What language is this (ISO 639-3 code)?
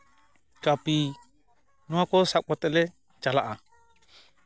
sat